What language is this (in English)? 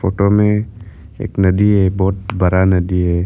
Hindi